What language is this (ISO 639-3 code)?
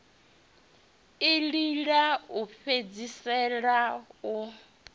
ven